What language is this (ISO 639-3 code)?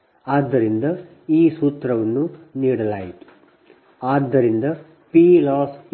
kan